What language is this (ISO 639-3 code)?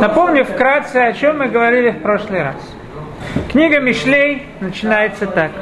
rus